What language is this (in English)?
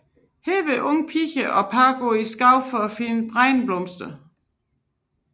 Danish